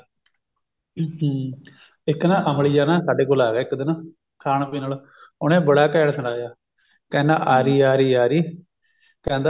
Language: Punjabi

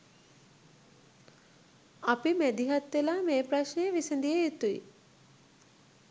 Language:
Sinhala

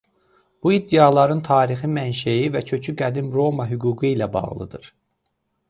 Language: Azerbaijani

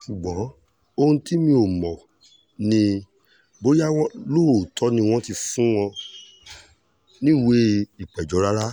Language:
Yoruba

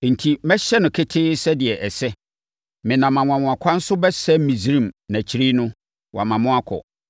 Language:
Akan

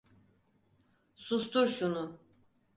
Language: Turkish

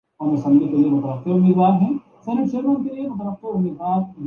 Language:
Urdu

